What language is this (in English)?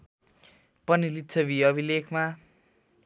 Nepali